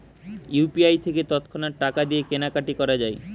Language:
Bangla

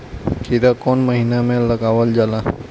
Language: Bhojpuri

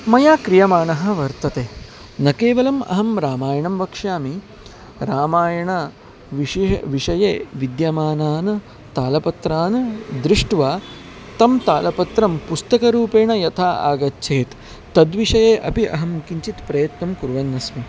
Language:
Sanskrit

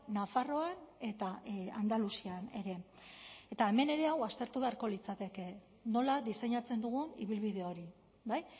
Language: Basque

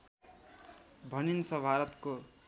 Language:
Nepali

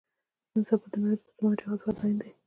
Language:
Pashto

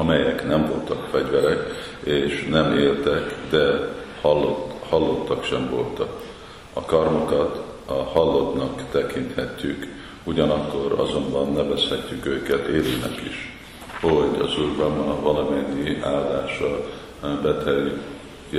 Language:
Hungarian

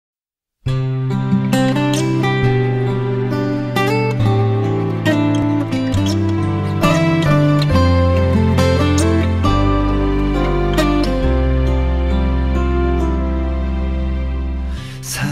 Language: Korean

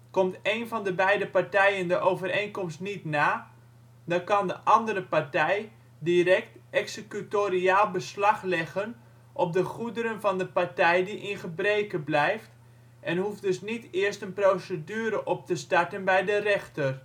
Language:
Dutch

